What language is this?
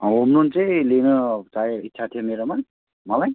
Nepali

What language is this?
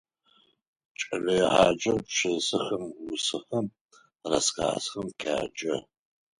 Adyghe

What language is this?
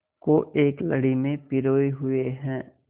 Hindi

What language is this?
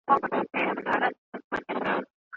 Pashto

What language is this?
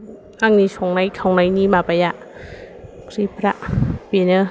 Bodo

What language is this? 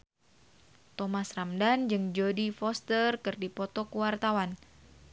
Sundanese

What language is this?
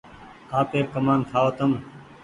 Goaria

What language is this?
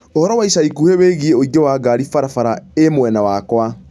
Kikuyu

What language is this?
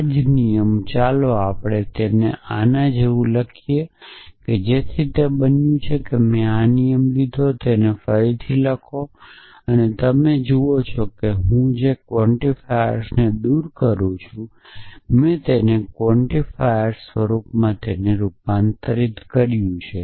Gujarati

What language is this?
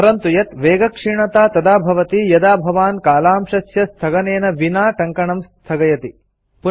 Sanskrit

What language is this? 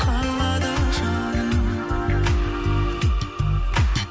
Kazakh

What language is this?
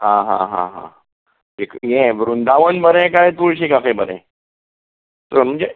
Konkani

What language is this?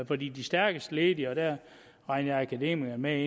Danish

